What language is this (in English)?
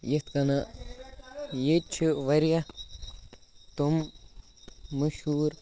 Kashmiri